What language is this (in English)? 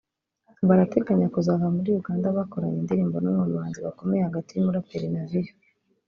Kinyarwanda